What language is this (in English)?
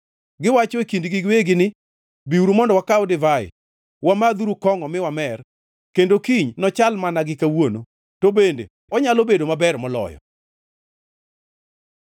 Luo (Kenya and Tanzania)